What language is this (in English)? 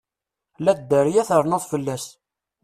Kabyle